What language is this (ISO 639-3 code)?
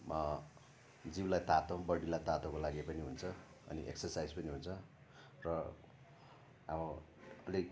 nep